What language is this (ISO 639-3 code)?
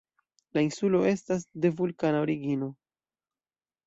epo